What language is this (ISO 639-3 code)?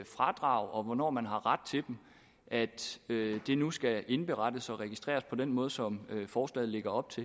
dan